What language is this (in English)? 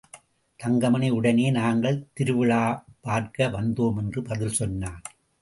Tamil